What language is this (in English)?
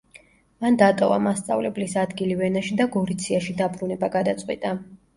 Georgian